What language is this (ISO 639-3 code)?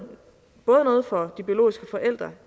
dan